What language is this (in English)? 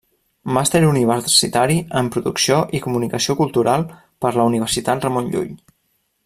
Catalan